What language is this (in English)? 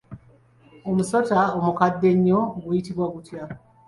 Ganda